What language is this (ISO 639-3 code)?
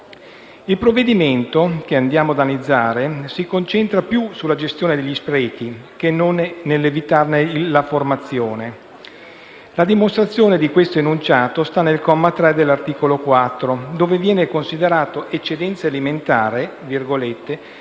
ita